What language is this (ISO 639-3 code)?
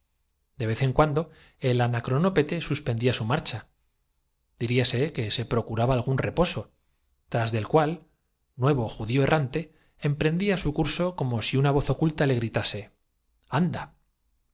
spa